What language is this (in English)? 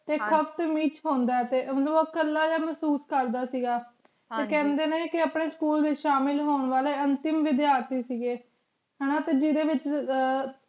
Punjabi